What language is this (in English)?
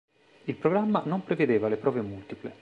Italian